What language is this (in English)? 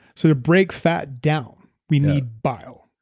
English